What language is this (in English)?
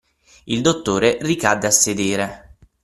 Italian